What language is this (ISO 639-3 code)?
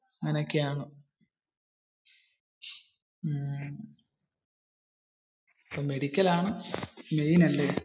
mal